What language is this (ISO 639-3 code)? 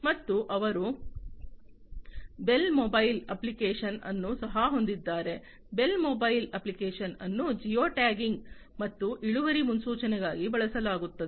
kan